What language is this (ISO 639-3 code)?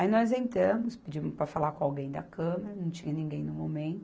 por